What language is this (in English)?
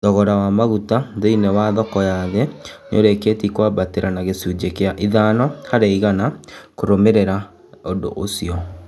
Kikuyu